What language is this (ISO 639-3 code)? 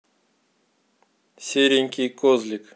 rus